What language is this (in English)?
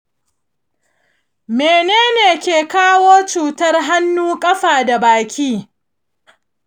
Hausa